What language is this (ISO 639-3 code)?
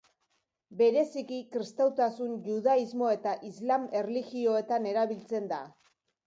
eus